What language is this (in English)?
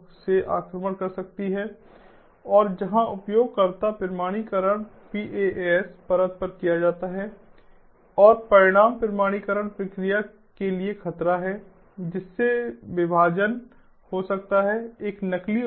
Hindi